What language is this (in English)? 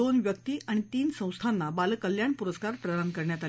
Marathi